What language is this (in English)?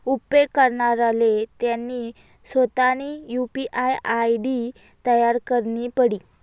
Marathi